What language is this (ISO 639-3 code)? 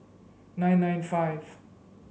eng